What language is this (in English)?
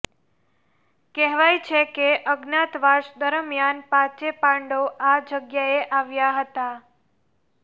Gujarati